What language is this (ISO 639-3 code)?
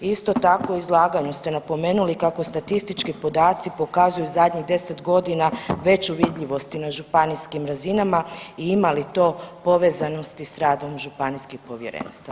hrv